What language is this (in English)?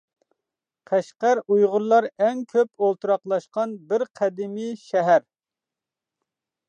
Uyghur